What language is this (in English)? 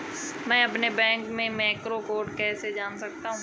Hindi